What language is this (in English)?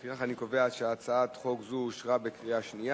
Hebrew